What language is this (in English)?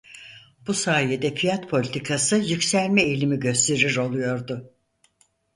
Turkish